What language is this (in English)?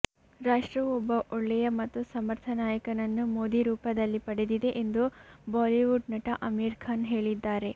Kannada